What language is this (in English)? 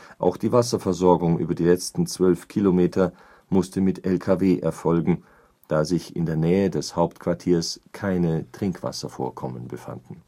German